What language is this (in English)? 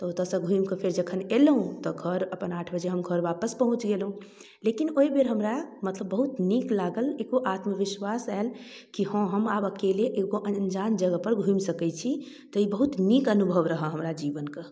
Maithili